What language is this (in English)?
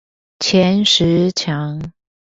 Chinese